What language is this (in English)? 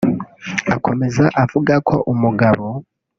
Kinyarwanda